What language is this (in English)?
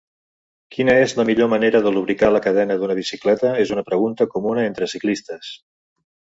Catalan